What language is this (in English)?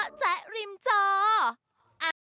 Thai